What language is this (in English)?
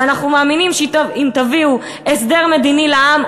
Hebrew